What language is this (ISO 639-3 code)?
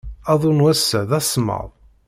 kab